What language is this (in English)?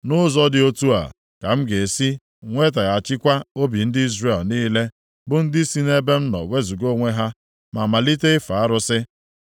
Igbo